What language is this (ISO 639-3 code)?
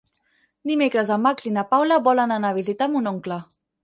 cat